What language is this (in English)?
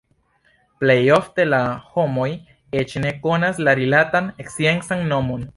Esperanto